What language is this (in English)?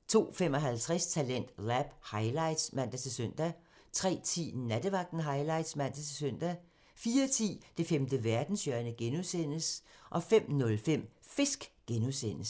Danish